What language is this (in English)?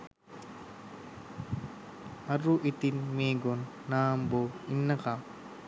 Sinhala